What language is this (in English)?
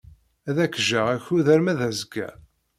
Kabyle